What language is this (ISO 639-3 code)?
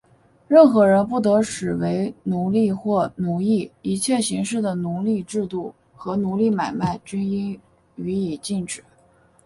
zho